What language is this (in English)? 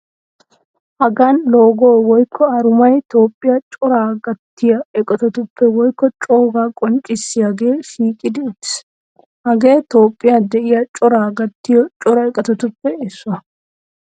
Wolaytta